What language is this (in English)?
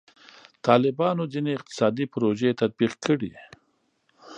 Pashto